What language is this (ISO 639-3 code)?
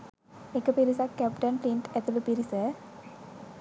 sin